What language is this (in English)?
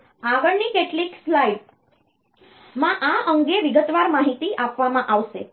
Gujarati